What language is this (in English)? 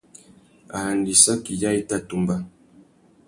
Tuki